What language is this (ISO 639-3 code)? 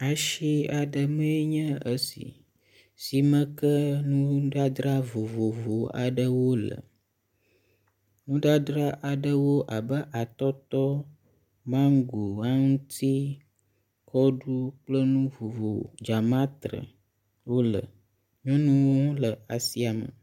ewe